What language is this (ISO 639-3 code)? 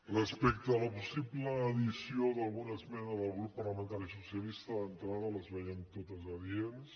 cat